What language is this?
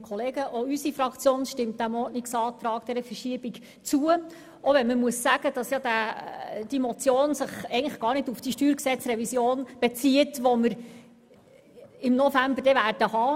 Swiss German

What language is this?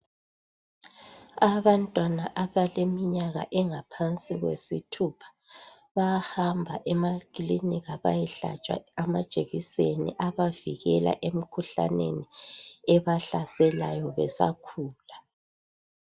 North Ndebele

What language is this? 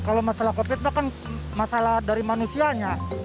Indonesian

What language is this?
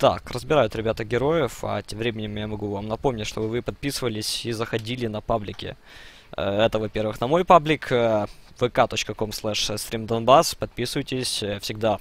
Russian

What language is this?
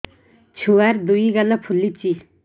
Odia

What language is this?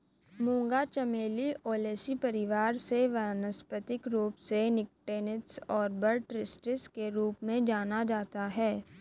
Hindi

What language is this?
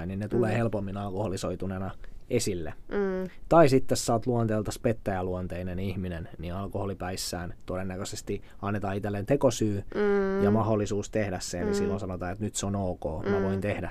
Finnish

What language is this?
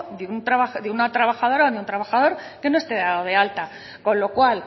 Spanish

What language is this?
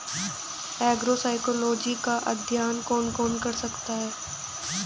Hindi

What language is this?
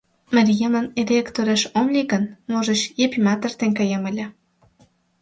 Mari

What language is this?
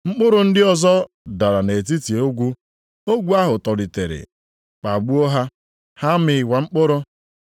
Igbo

